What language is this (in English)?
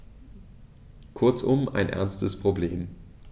German